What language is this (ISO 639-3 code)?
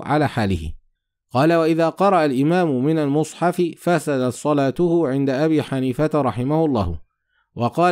ara